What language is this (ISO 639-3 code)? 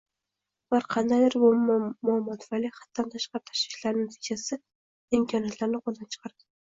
uzb